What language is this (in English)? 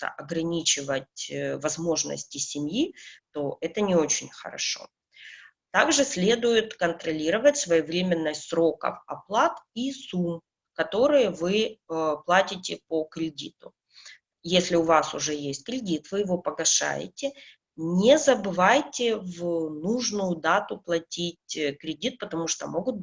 Russian